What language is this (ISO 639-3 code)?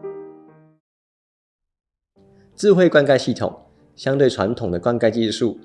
zho